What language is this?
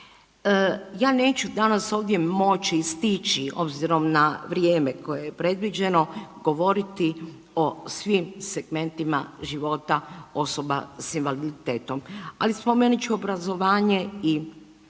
Croatian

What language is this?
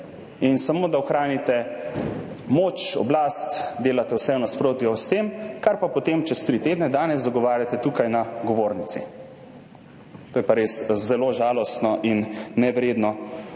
Slovenian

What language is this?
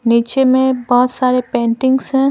Hindi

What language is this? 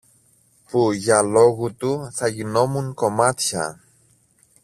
Greek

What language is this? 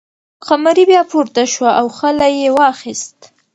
Pashto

